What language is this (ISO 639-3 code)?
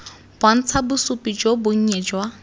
tsn